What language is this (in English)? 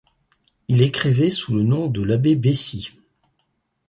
French